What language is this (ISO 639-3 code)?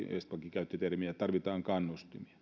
fin